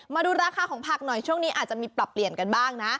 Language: Thai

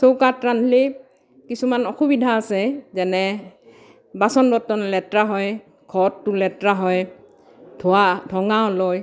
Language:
Assamese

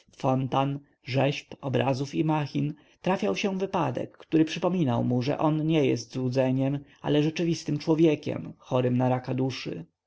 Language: Polish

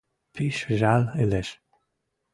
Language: Western Mari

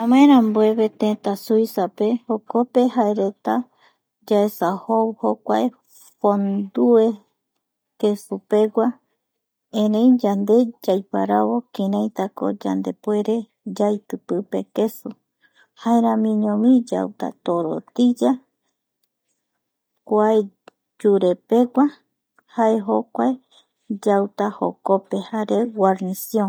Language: Eastern Bolivian Guaraní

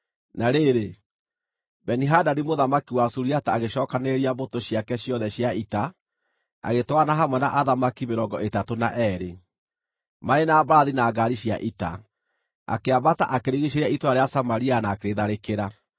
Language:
Kikuyu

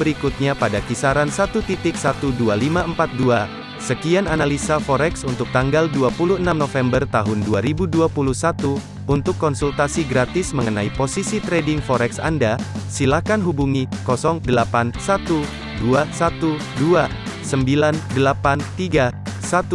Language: Indonesian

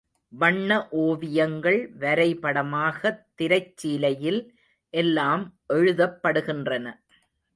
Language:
Tamil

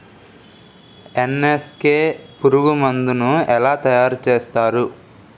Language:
Telugu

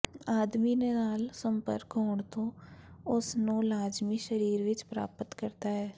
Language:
Punjabi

